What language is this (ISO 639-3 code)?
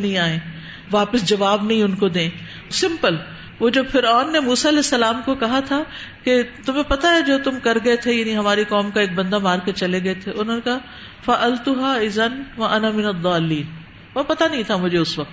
urd